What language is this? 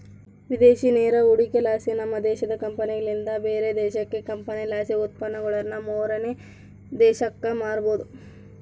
Kannada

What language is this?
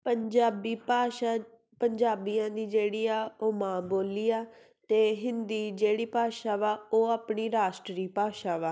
Punjabi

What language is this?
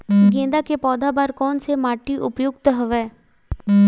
Chhattisgarhi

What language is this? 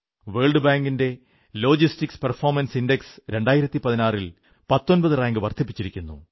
Malayalam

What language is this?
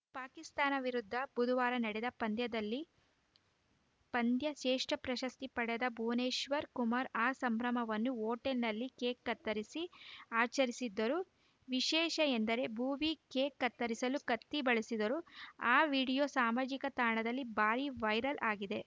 Kannada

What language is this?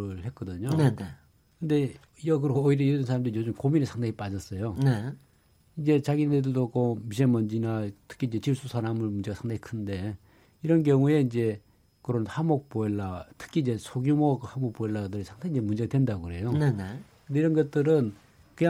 Korean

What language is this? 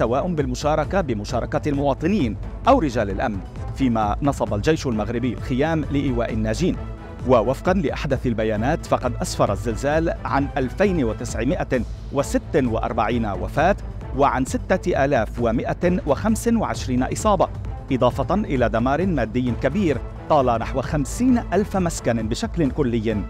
Arabic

